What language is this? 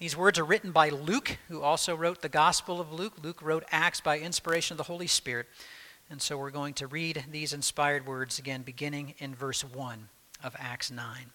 English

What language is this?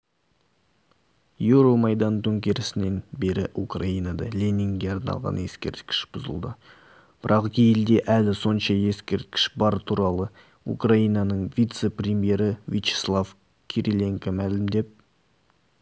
Kazakh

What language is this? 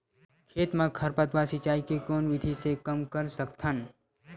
Chhattisgarhi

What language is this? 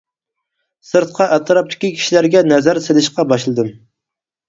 Uyghur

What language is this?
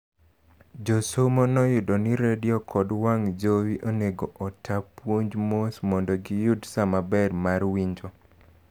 Luo (Kenya and Tanzania)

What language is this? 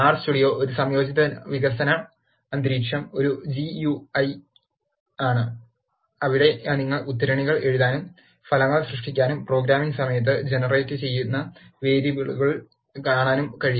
Malayalam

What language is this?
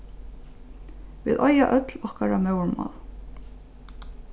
Faroese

